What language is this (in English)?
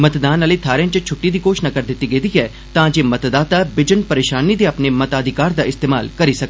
Dogri